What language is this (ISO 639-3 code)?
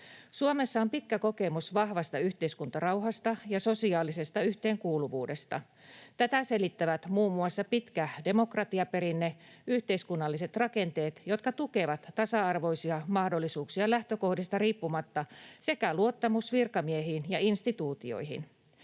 fin